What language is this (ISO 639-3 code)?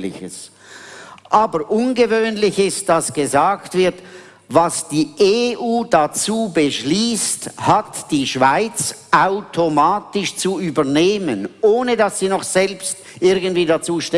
deu